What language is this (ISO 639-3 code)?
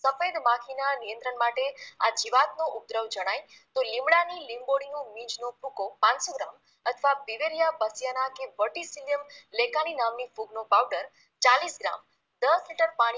guj